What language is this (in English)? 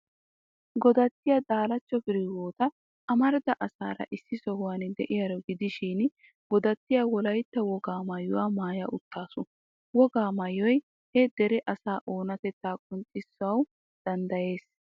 Wolaytta